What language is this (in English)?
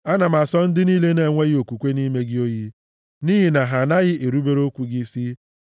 Igbo